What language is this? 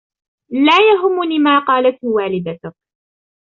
Arabic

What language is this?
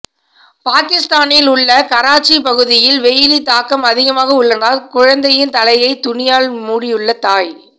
Tamil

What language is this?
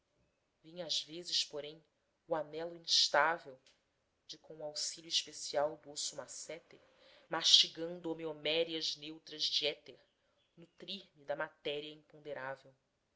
Portuguese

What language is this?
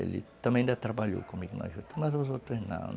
Portuguese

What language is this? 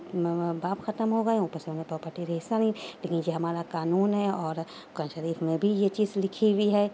Urdu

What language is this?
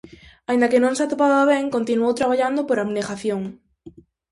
Galician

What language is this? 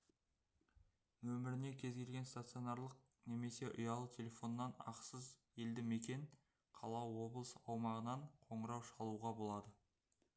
Kazakh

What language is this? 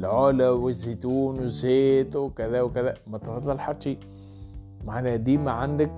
Arabic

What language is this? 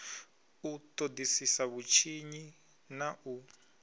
Venda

